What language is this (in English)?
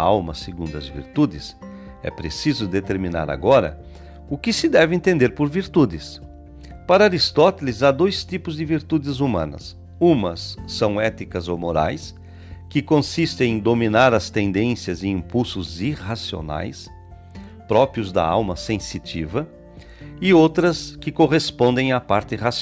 Portuguese